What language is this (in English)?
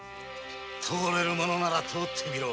Japanese